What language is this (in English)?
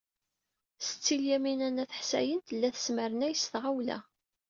Kabyle